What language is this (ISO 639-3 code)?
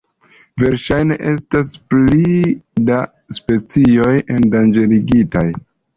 epo